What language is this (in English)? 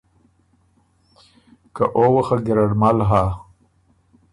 Ormuri